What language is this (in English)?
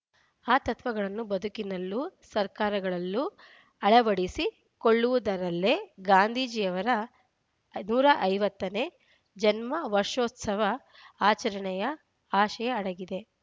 Kannada